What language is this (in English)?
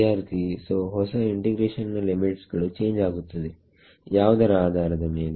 Kannada